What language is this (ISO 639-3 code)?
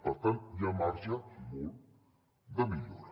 cat